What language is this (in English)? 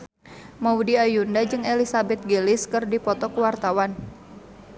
Sundanese